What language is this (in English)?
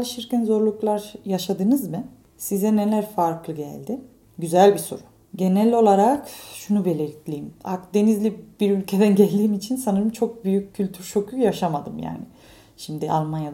Turkish